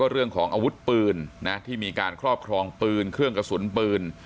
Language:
Thai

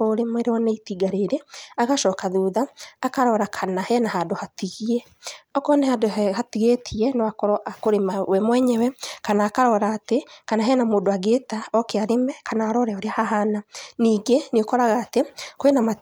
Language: Kikuyu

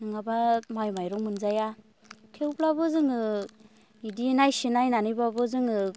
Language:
Bodo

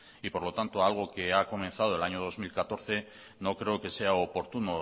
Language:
Spanish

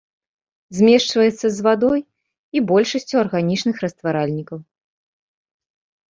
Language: Belarusian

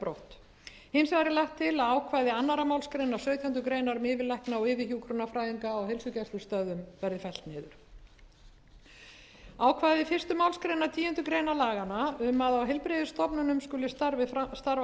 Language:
Icelandic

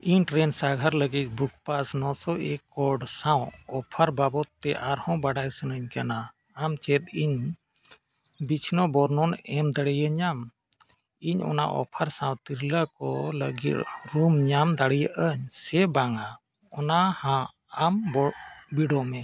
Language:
Santali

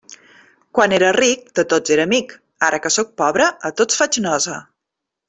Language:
Catalan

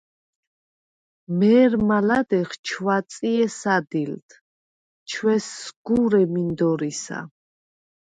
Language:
Svan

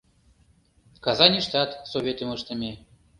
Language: Mari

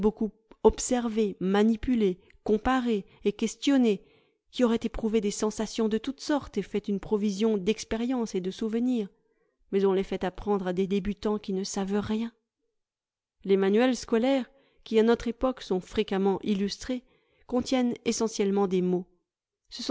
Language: French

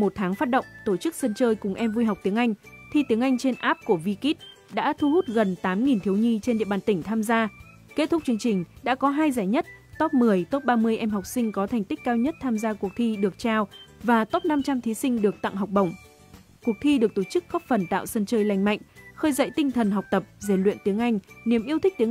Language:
Vietnamese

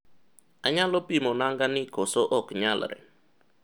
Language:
Luo (Kenya and Tanzania)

